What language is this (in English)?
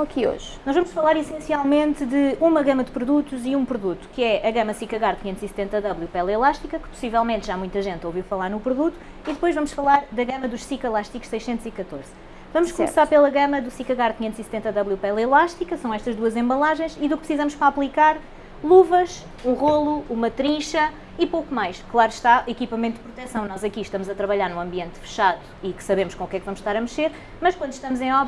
Portuguese